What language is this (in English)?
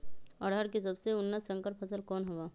Magahi